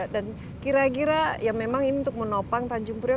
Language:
Indonesian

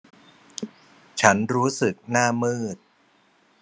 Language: Thai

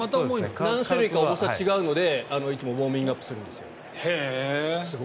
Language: Japanese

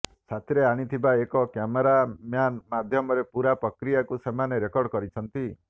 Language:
Odia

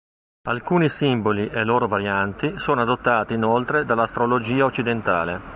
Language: Italian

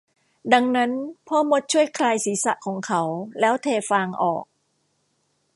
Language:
Thai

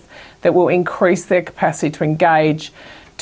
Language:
Indonesian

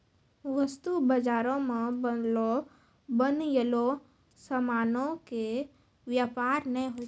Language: Maithili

